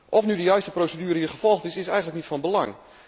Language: Dutch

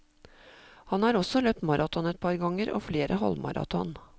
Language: Norwegian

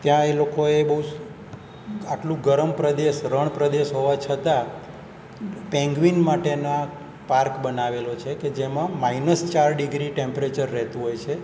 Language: Gujarati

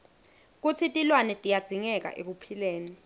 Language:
Swati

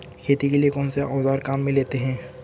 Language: Hindi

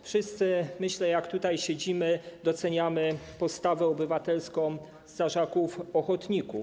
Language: Polish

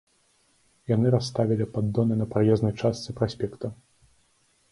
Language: Belarusian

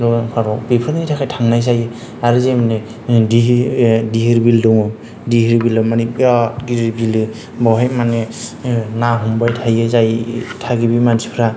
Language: Bodo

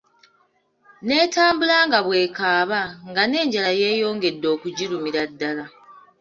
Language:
Ganda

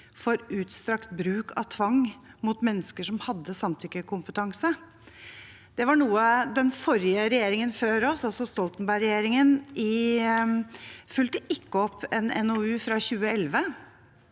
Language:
Norwegian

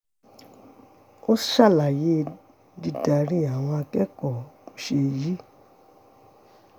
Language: Yoruba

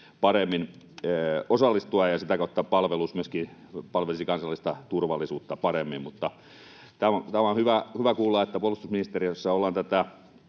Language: Finnish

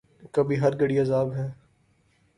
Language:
Urdu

